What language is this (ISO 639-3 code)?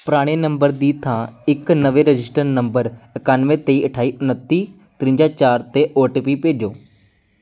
pan